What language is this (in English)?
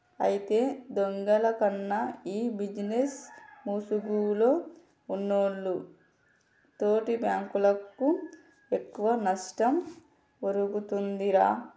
Telugu